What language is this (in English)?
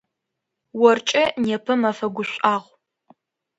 Adyghe